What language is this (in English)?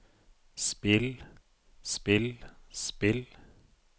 Norwegian